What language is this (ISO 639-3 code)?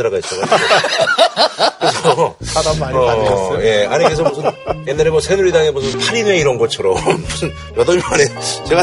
kor